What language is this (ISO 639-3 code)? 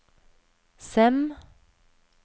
nor